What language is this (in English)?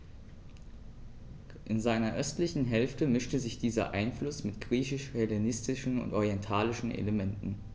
German